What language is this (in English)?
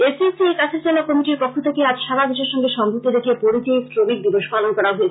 Bangla